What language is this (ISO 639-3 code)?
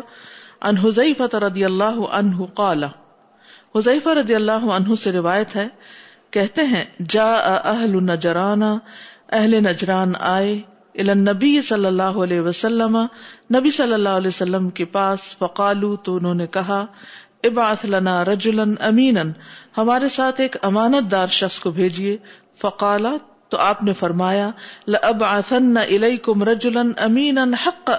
urd